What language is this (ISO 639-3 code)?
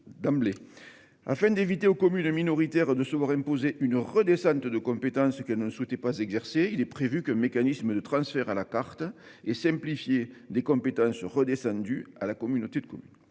fra